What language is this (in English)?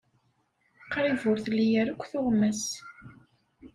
Kabyle